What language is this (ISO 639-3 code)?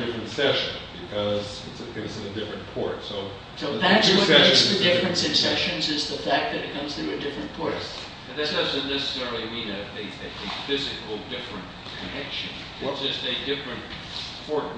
eng